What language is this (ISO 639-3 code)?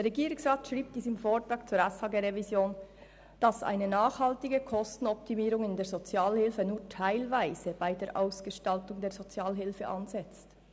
gsw